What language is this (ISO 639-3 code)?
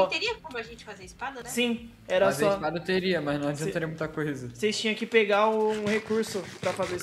por